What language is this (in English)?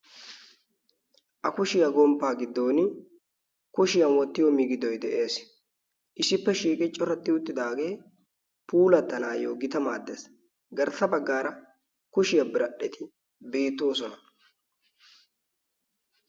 Wolaytta